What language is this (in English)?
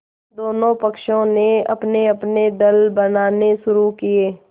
Hindi